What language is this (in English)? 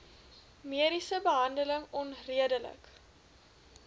Afrikaans